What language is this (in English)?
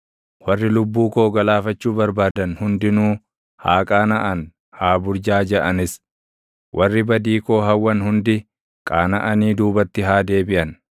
Oromo